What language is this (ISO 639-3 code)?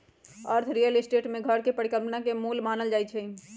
mag